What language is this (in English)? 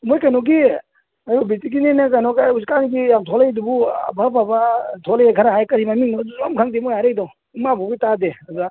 Manipuri